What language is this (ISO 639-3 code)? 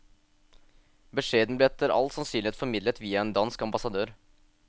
nor